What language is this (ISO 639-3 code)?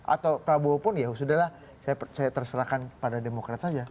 ind